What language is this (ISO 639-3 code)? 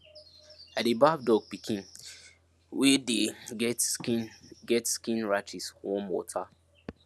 pcm